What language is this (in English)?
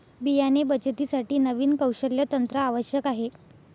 Marathi